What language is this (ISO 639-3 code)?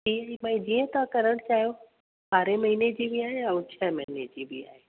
snd